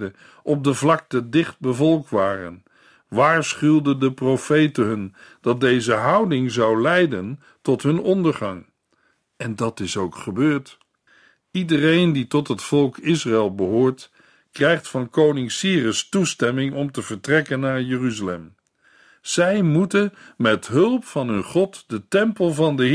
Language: Dutch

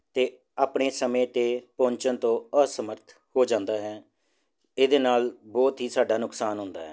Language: Punjabi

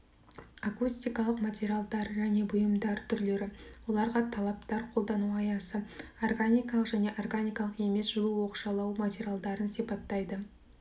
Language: Kazakh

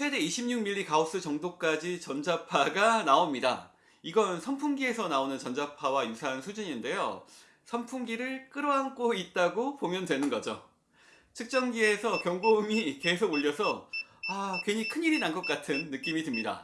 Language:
Korean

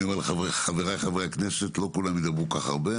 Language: Hebrew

